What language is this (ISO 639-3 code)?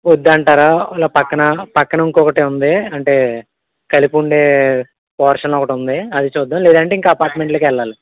tel